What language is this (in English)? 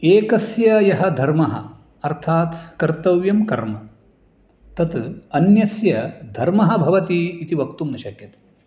Sanskrit